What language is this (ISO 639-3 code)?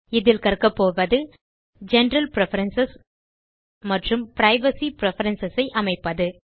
tam